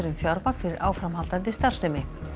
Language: Icelandic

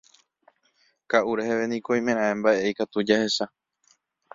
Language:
Guarani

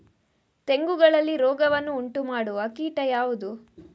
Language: Kannada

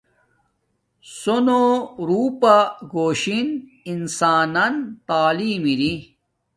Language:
Domaaki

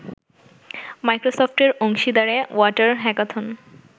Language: Bangla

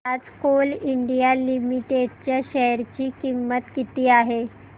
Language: Marathi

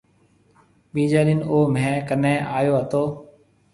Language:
Marwari (Pakistan)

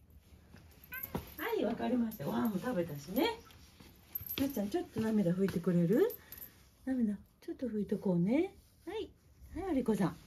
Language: Japanese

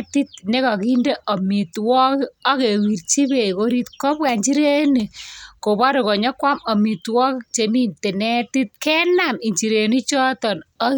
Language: Kalenjin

